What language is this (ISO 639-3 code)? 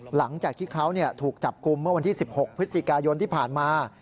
tha